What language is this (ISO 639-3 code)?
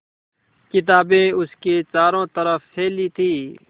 hin